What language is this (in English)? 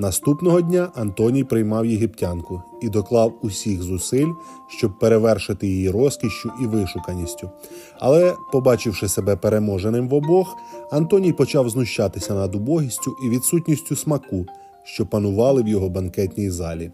Ukrainian